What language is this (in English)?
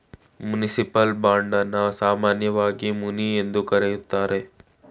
Kannada